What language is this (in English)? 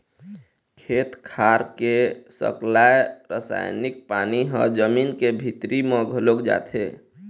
Chhattisgarhi